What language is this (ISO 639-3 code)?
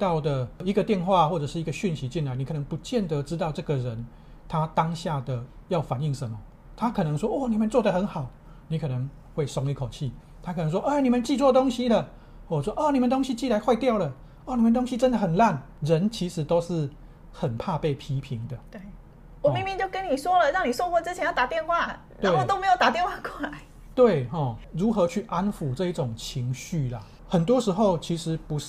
zho